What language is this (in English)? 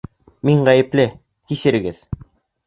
Bashkir